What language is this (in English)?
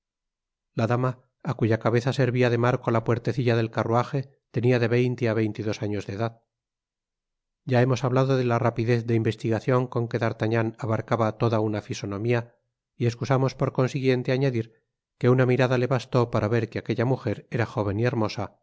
Spanish